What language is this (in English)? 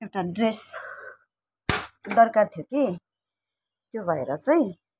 Nepali